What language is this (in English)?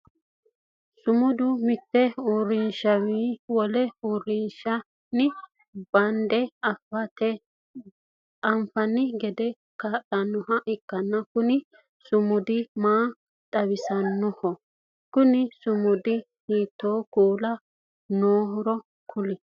Sidamo